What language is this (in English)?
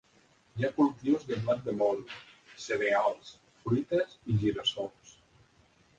Catalan